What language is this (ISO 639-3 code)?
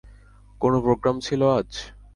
ben